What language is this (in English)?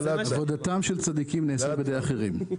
Hebrew